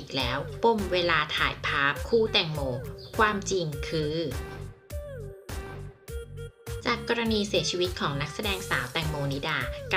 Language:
Thai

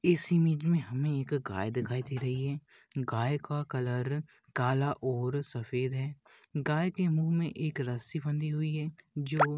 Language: Hindi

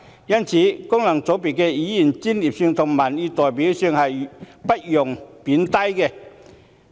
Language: Cantonese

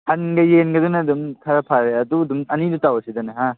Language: Manipuri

